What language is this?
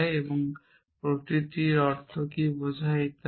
Bangla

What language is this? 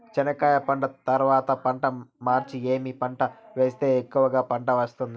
Telugu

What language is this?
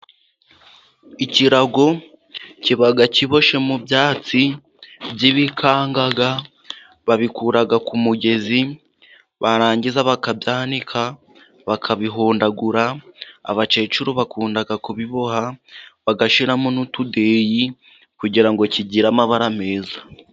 Kinyarwanda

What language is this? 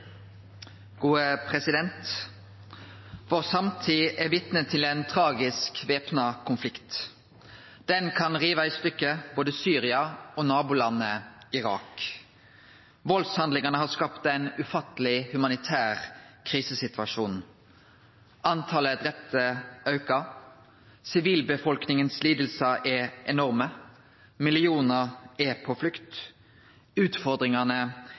Norwegian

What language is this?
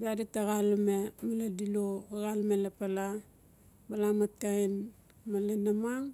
Notsi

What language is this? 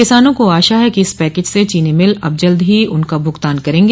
Hindi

